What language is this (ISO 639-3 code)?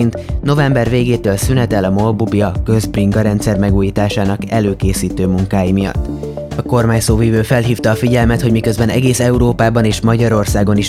hun